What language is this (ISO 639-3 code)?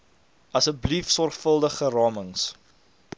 afr